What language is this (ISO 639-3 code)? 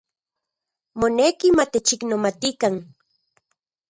ncx